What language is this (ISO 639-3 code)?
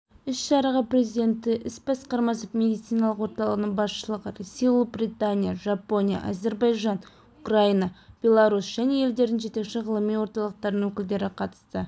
kaz